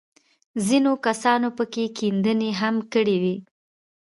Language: Pashto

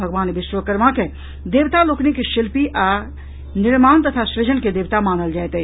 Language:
Maithili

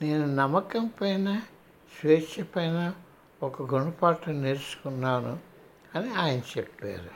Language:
Telugu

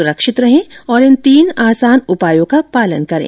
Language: Hindi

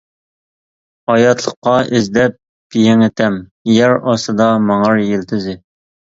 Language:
Uyghur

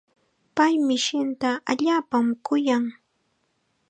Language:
Chiquián Ancash Quechua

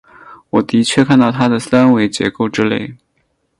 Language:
Chinese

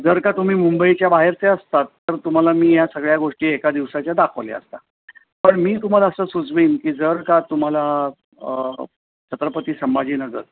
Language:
Marathi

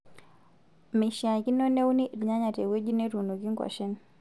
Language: Masai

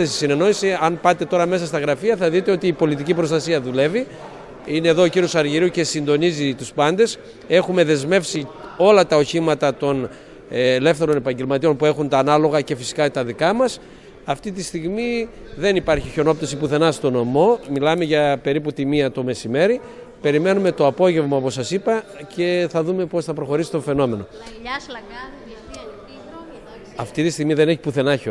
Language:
Greek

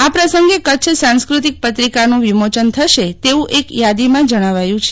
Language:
Gujarati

